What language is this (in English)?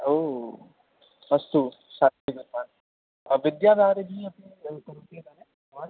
Sanskrit